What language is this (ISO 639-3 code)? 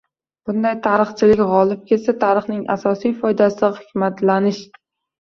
uzb